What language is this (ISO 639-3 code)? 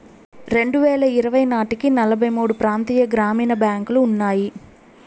tel